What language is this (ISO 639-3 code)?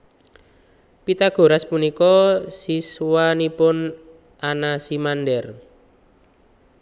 jav